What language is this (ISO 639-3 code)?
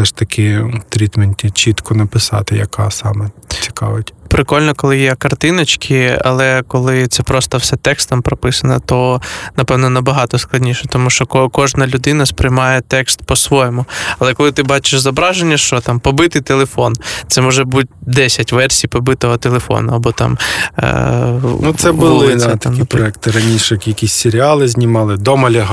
ukr